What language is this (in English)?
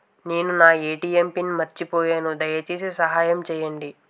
Telugu